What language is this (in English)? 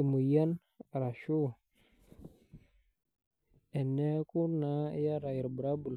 Masai